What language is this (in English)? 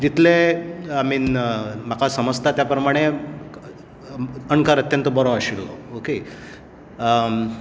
Konkani